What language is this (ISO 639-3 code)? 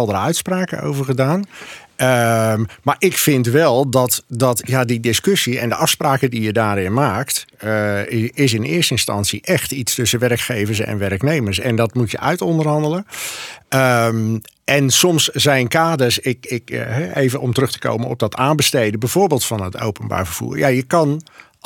nld